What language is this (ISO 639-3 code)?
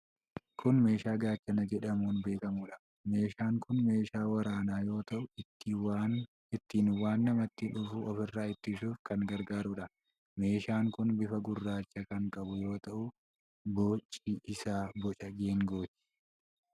orm